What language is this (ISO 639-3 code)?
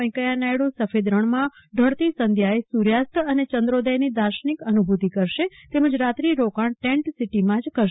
guj